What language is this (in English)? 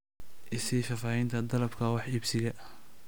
Somali